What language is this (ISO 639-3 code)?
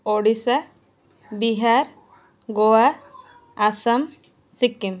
ori